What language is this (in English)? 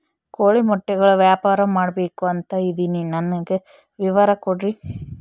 Kannada